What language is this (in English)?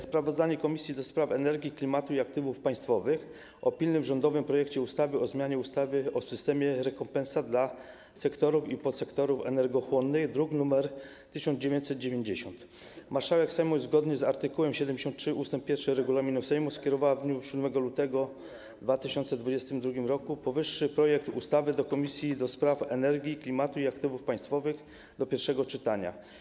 Polish